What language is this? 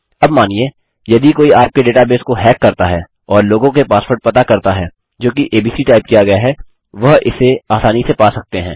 Hindi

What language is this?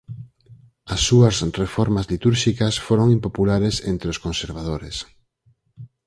Galician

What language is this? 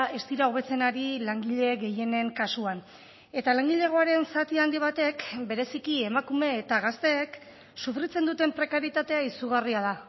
Basque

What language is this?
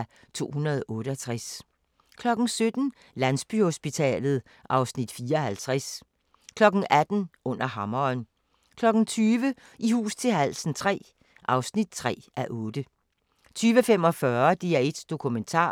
Danish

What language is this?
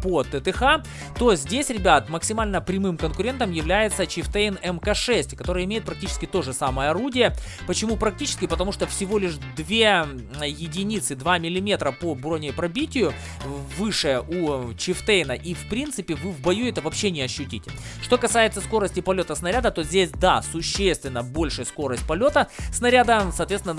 Russian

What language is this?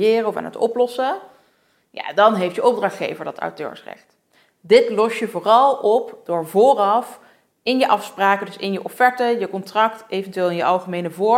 Dutch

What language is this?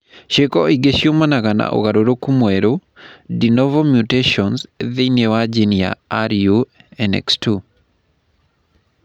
Kikuyu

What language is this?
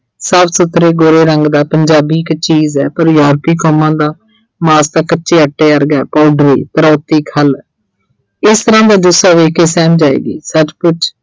Punjabi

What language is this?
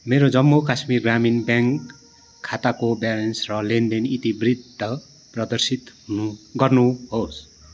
Nepali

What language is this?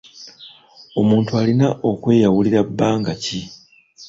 Ganda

